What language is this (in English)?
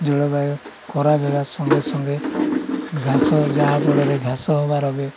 Odia